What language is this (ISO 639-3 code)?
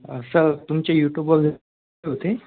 mar